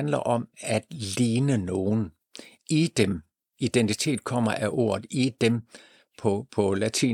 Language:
Danish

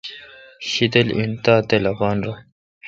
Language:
Kalkoti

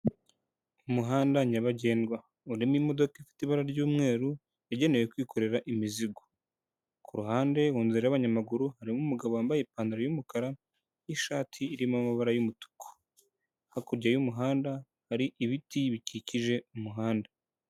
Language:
Kinyarwanda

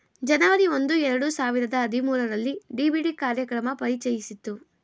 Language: Kannada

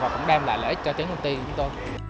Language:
Vietnamese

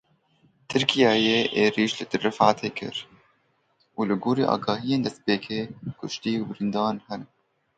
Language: Kurdish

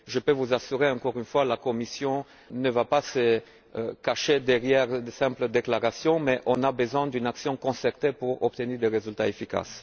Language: French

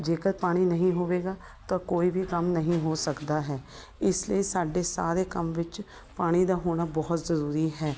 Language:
Punjabi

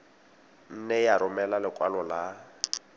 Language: Tswana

